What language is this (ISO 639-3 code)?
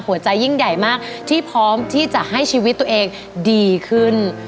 tha